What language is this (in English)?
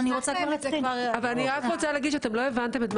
Hebrew